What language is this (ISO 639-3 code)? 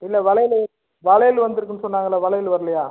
tam